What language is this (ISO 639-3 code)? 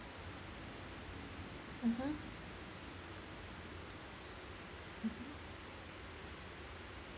eng